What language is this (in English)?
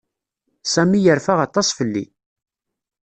Kabyle